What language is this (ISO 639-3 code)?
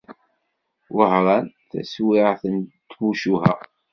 kab